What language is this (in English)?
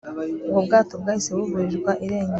Kinyarwanda